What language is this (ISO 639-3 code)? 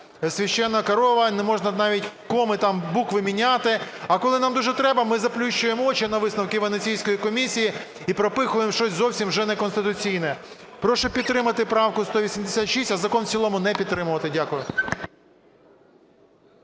ukr